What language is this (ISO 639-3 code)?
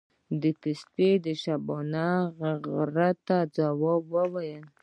pus